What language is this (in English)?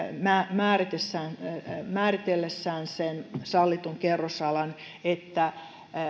Finnish